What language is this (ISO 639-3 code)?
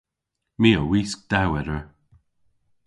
cor